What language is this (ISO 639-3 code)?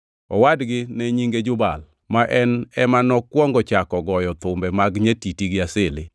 luo